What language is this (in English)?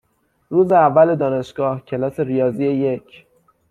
Persian